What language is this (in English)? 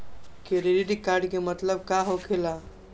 Magahi